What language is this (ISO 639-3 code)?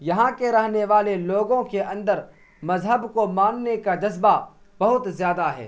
urd